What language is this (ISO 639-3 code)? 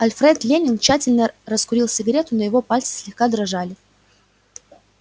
rus